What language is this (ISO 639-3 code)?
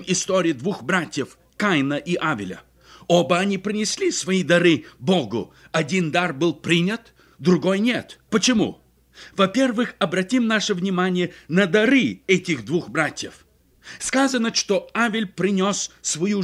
rus